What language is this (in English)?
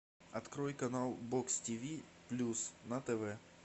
Russian